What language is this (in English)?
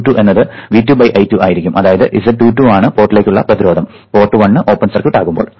Malayalam